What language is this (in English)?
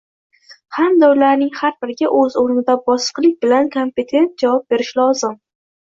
Uzbek